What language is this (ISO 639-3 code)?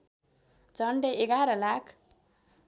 nep